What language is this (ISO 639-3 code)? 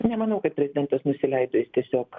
lit